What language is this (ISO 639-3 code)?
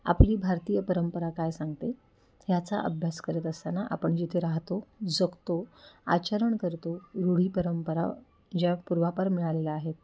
mar